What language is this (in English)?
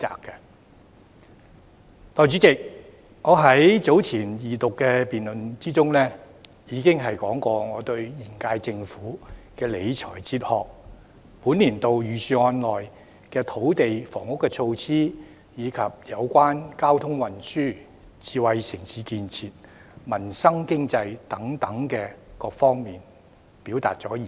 Cantonese